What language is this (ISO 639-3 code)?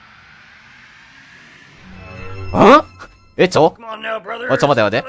jpn